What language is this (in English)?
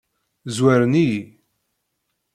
Kabyle